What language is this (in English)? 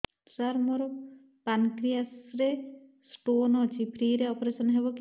Odia